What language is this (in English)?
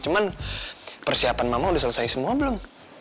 Indonesian